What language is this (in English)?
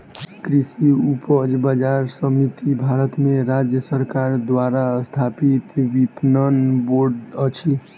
Maithili